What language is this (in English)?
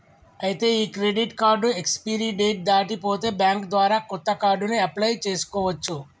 Telugu